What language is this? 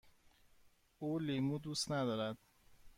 Persian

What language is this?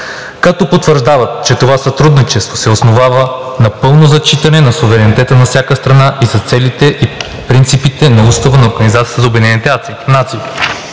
Bulgarian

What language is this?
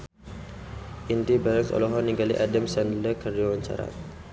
Sundanese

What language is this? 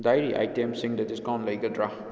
Manipuri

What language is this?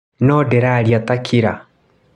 Kikuyu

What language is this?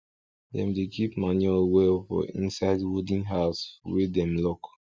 Nigerian Pidgin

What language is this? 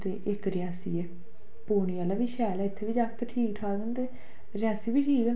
Dogri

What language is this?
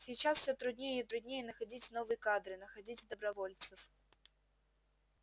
Russian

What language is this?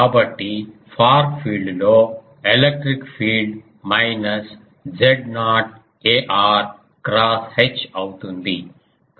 Telugu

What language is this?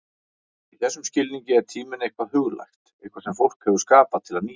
Icelandic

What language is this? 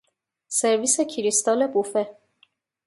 Persian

